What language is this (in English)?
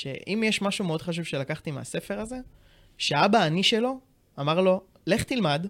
Hebrew